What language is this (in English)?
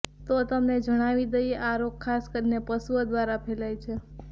Gujarati